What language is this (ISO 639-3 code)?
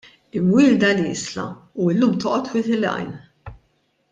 mlt